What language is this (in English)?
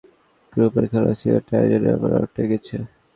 Bangla